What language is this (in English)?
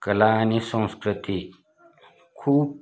Marathi